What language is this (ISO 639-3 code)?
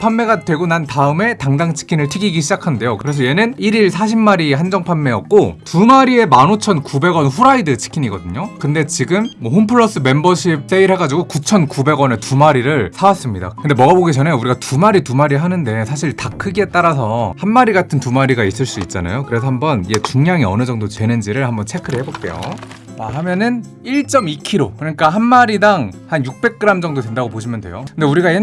kor